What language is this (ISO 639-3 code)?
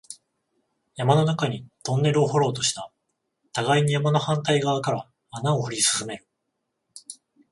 jpn